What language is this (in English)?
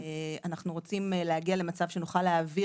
Hebrew